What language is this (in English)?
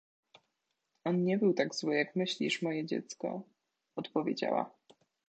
Polish